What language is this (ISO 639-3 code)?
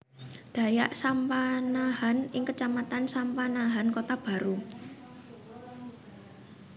jav